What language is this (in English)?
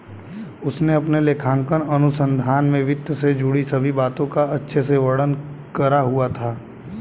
Hindi